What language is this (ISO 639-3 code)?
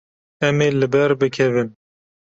kur